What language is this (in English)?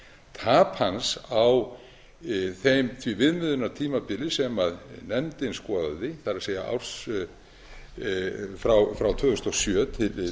Icelandic